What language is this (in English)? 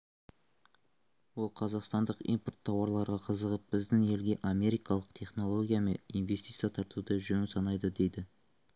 Kazakh